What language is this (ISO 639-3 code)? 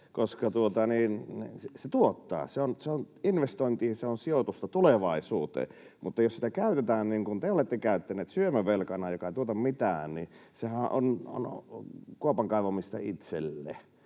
fin